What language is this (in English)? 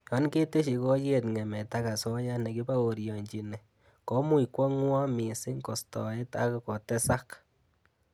Kalenjin